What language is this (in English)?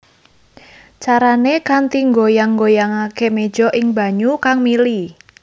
Javanese